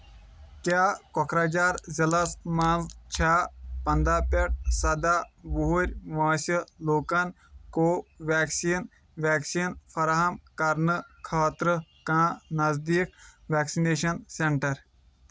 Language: Kashmiri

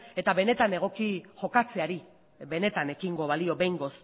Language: Basque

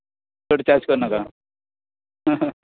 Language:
Konkani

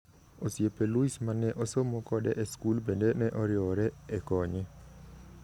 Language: Luo (Kenya and Tanzania)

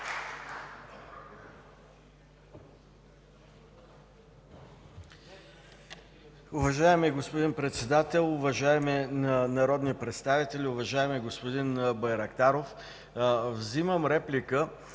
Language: Bulgarian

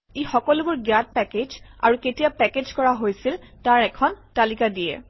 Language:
Assamese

